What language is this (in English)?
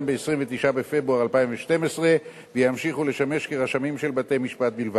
Hebrew